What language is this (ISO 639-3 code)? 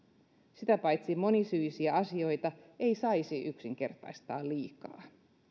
fin